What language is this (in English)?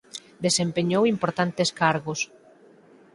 Galician